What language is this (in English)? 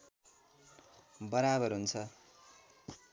Nepali